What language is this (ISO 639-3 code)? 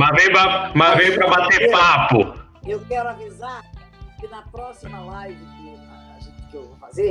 por